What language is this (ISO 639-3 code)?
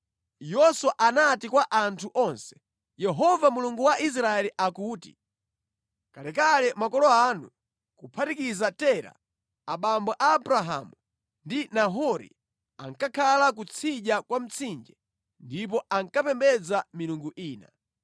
nya